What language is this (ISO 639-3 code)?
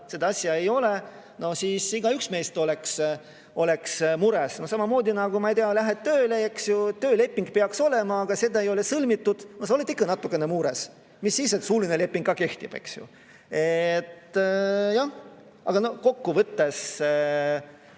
est